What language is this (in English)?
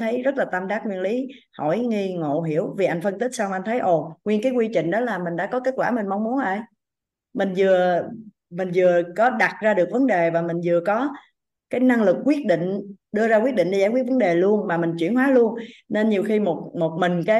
Vietnamese